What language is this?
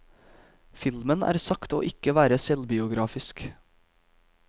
Norwegian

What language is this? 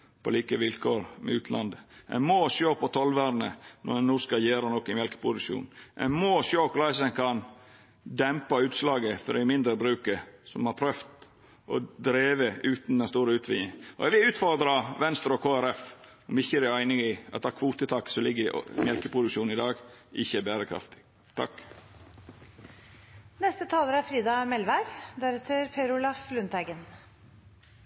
Norwegian Nynorsk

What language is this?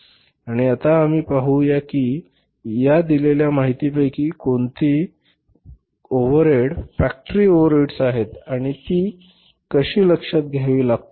Marathi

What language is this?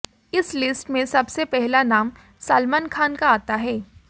Hindi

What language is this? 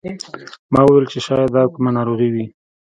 Pashto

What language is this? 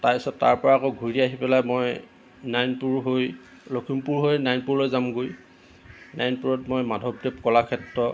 Assamese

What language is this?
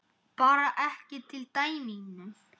Icelandic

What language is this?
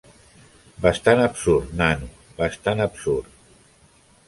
Catalan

